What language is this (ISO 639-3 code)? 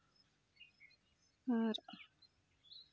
sat